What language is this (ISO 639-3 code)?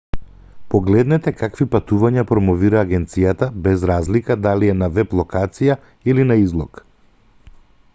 mkd